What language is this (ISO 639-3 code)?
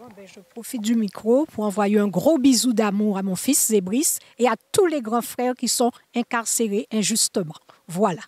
fra